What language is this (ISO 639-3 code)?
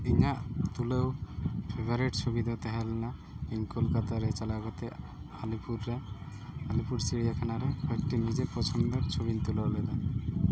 sat